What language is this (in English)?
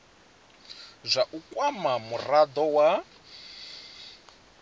Venda